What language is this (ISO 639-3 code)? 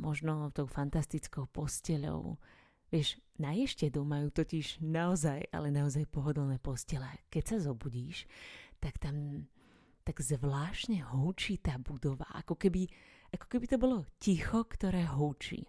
slk